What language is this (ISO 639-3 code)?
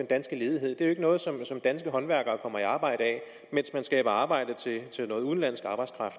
dan